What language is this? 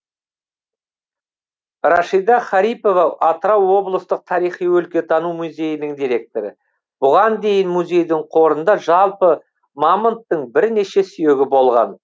Kazakh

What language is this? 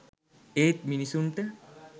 Sinhala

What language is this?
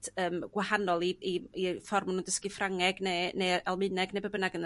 Welsh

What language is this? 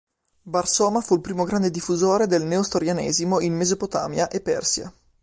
Italian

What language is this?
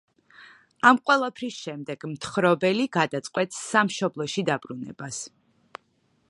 Georgian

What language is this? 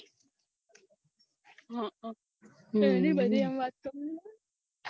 Gujarati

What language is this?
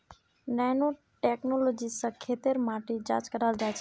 Magahi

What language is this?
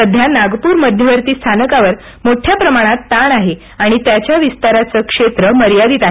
Marathi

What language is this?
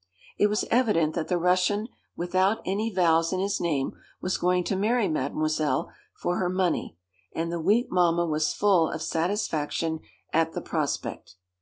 English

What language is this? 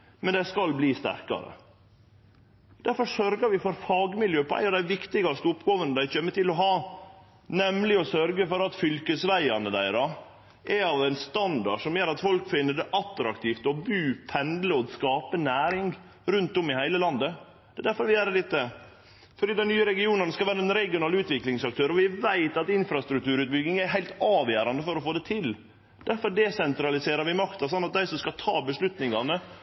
Norwegian Nynorsk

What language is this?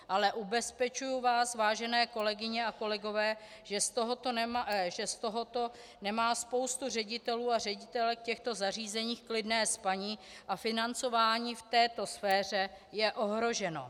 Czech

